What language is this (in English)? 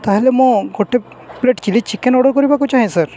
Odia